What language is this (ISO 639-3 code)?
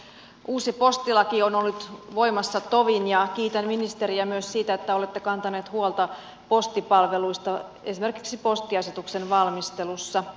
fin